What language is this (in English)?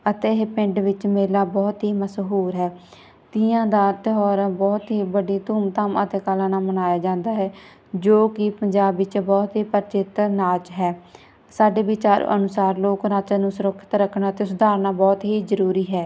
Punjabi